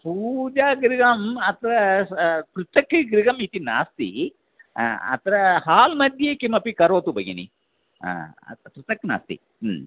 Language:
Sanskrit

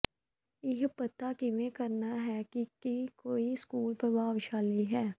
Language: Punjabi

